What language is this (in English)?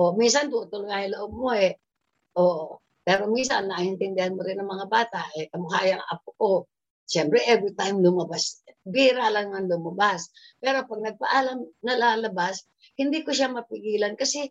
Filipino